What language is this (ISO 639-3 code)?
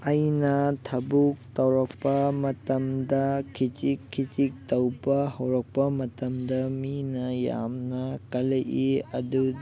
mni